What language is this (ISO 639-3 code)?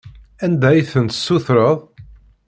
kab